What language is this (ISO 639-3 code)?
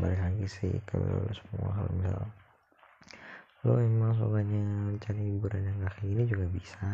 ind